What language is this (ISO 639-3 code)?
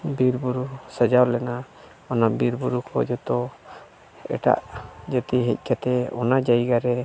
sat